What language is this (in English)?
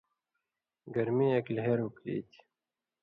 Indus Kohistani